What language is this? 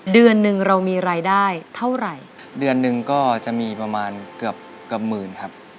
Thai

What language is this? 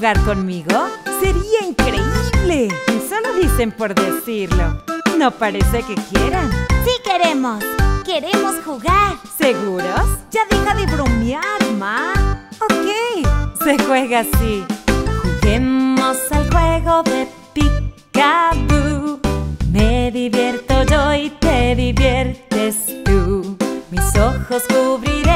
Spanish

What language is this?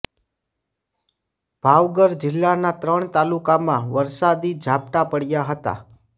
Gujarati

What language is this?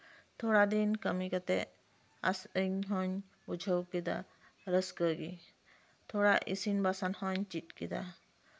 Santali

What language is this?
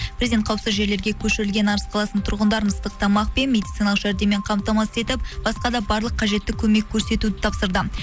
Kazakh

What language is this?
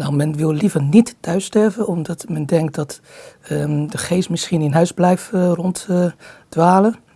Dutch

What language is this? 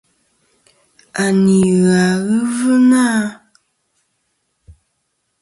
Kom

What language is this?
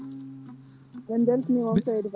Fula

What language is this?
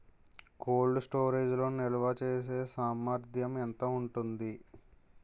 Telugu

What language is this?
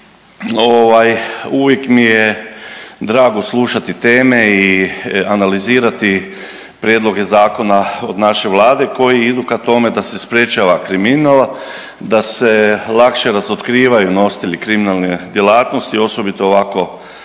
Croatian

